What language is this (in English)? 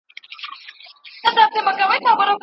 Pashto